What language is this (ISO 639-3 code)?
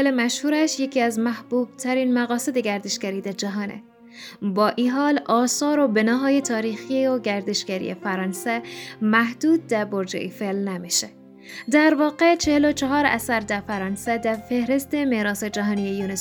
fas